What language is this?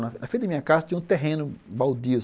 Portuguese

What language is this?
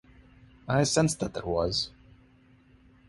English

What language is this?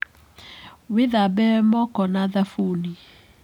Kikuyu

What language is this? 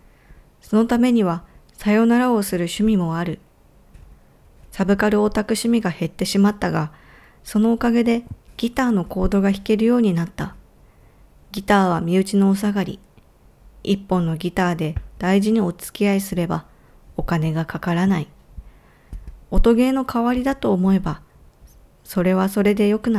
Japanese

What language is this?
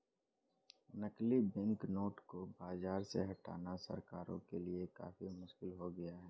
Hindi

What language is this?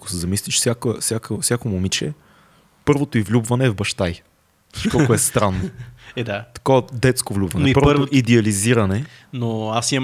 Bulgarian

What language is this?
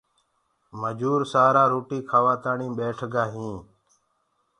Gurgula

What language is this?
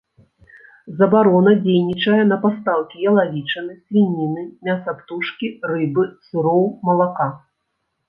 Belarusian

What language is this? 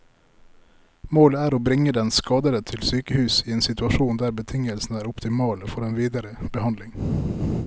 Norwegian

